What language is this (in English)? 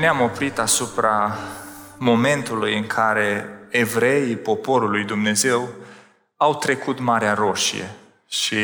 Romanian